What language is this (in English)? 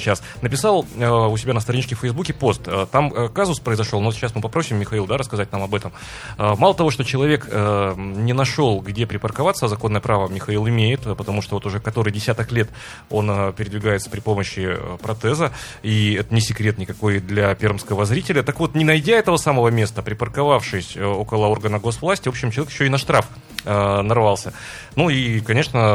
Russian